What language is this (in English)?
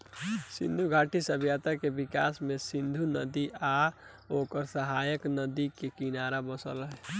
Bhojpuri